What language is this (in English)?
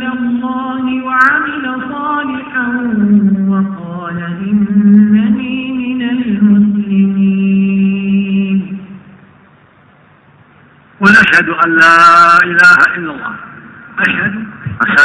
Arabic